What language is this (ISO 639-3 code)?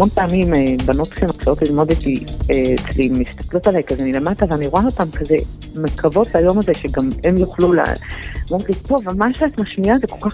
heb